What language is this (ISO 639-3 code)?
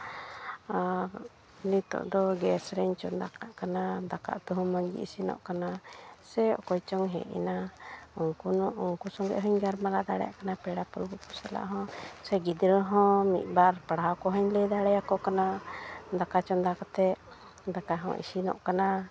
sat